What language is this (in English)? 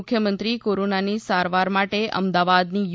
Gujarati